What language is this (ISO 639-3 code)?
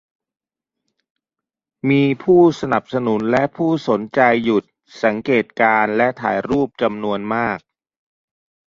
tha